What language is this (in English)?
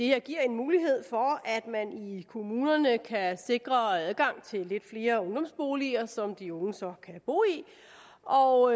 Danish